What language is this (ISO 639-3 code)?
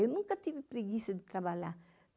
por